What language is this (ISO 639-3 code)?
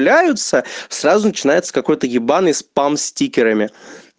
rus